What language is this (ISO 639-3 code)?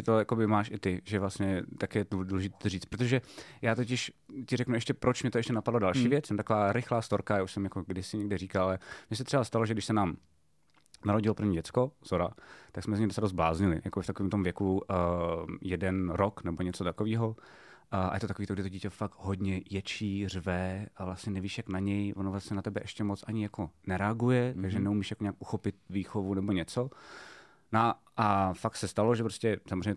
ces